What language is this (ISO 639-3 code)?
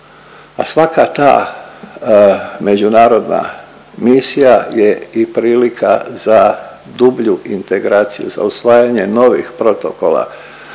hrv